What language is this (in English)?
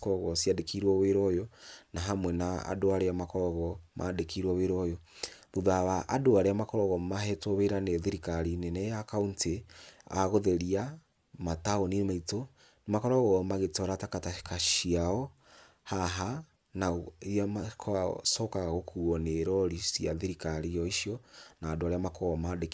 Kikuyu